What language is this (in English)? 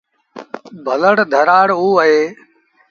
Sindhi Bhil